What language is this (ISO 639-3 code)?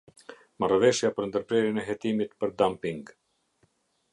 sqi